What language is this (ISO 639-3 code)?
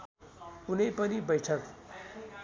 nep